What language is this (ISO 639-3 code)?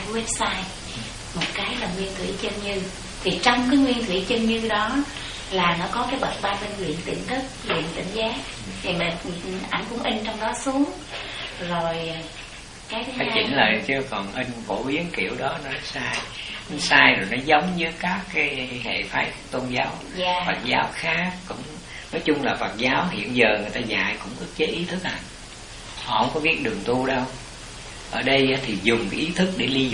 vie